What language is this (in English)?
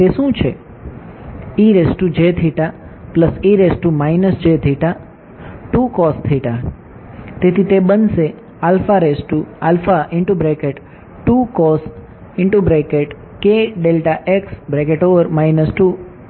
Gujarati